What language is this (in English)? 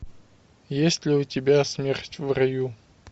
Russian